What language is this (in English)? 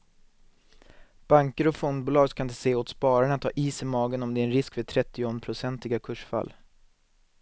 Swedish